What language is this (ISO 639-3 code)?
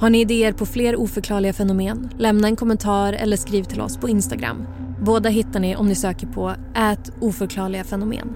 swe